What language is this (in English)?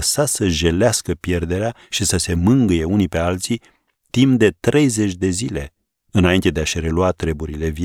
Romanian